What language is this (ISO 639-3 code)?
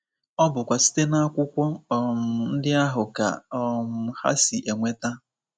ibo